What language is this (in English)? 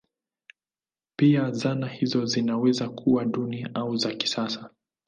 Swahili